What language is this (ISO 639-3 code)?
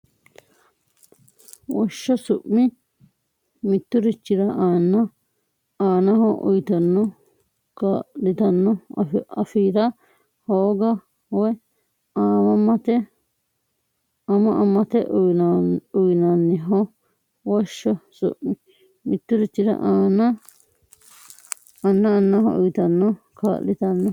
sid